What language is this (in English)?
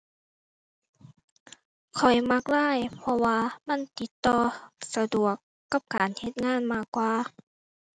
Thai